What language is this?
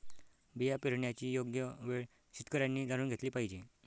Marathi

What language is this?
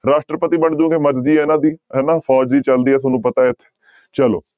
Punjabi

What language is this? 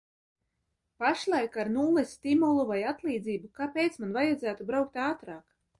Latvian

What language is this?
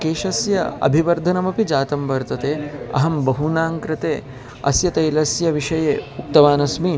Sanskrit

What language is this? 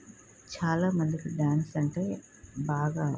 Telugu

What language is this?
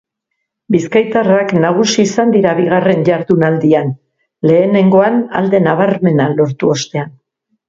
Basque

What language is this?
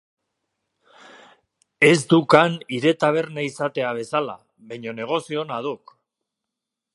Basque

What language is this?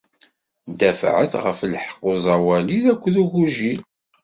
Kabyle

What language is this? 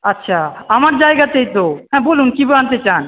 Bangla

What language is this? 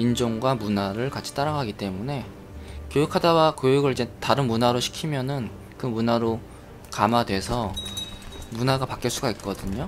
Korean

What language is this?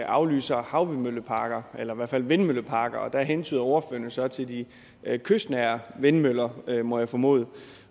Danish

